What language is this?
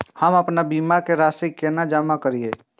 Maithili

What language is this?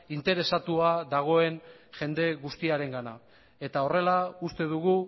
Basque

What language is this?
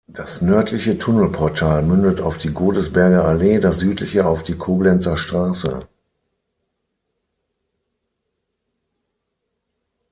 German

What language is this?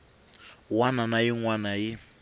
Tsonga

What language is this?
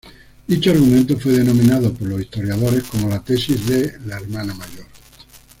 Spanish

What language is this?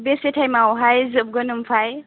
Bodo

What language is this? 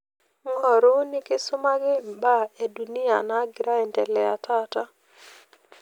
Masai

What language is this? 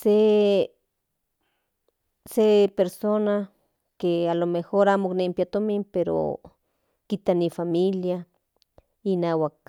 Central Nahuatl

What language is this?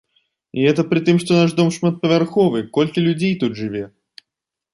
Belarusian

